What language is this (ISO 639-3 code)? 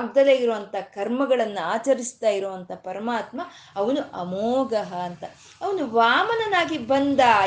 kan